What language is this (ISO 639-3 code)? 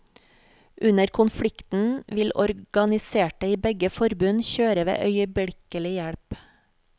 nor